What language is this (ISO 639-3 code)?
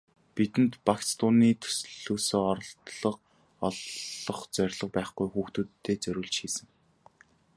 mon